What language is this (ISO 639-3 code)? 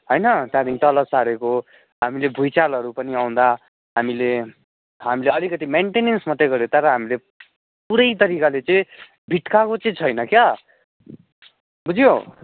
nep